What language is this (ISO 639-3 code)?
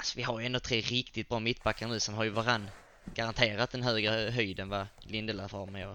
swe